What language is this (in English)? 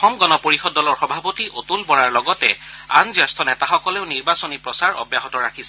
Assamese